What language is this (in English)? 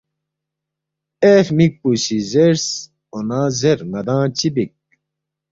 Balti